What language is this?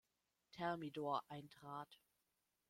German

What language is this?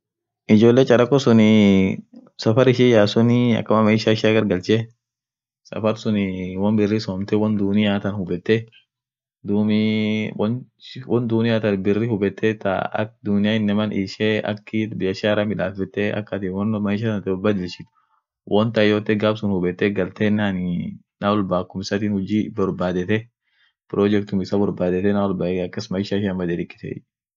Orma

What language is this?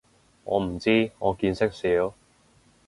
Cantonese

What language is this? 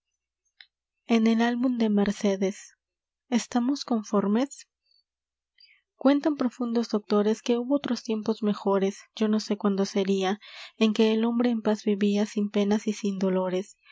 Spanish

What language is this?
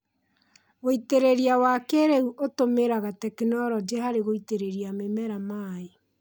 Kikuyu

